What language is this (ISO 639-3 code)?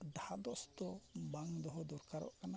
sat